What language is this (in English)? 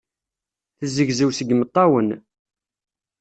Kabyle